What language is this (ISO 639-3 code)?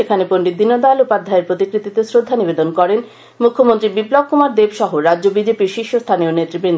ben